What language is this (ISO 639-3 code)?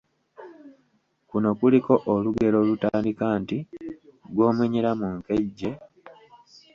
lug